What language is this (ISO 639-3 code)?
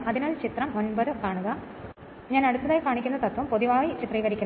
mal